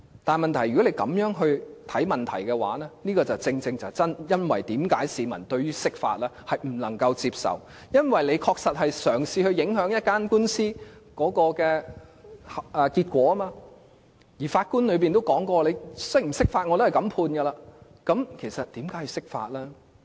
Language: Cantonese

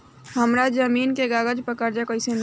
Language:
Bhojpuri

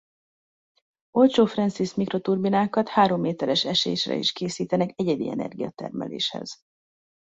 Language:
Hungarian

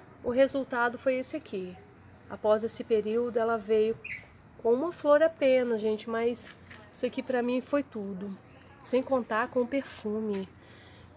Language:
Portuguese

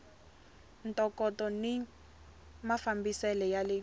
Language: Tsonga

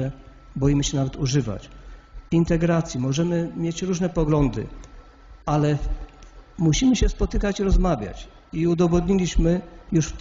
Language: Polish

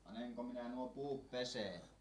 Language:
Finnish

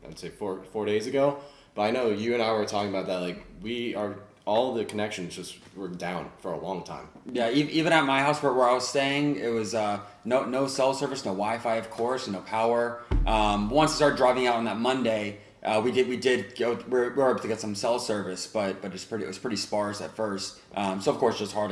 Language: English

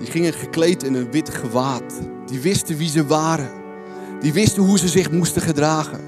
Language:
Dutch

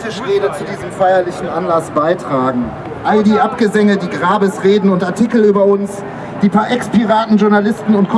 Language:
German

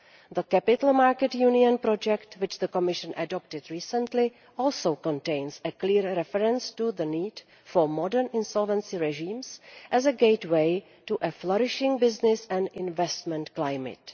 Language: English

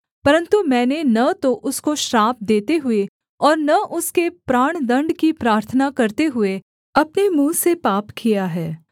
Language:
Hindi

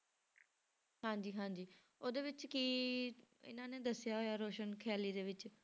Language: Punjabi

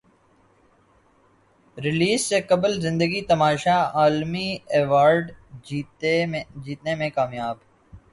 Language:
Urdu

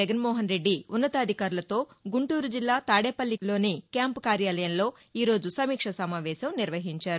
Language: Telugu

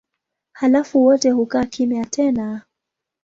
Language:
Swahili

